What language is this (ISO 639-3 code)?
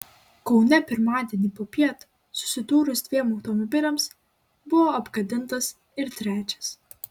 lit